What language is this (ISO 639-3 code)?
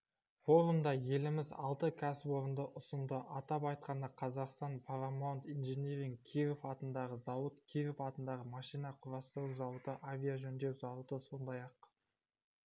kaz